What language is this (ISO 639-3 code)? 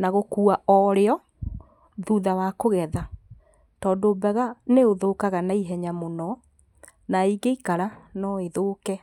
kik